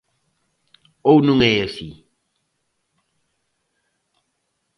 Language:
Galician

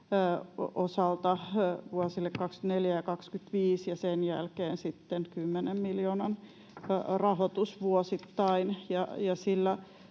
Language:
Finnish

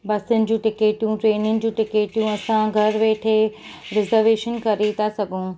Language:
Sindhi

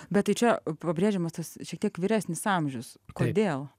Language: Lithuanian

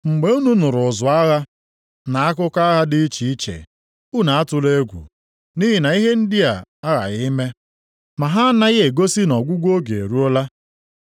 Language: Igbo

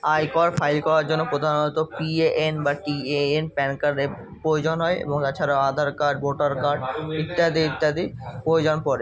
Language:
Bangla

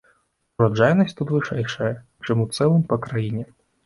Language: Belarusian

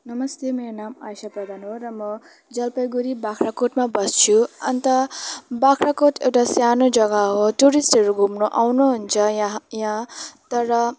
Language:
Nepali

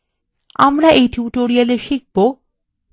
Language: Bangla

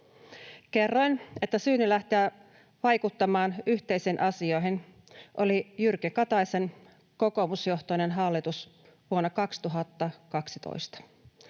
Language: Finnish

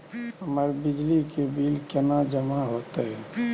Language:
Maithili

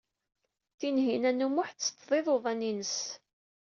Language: Kabyle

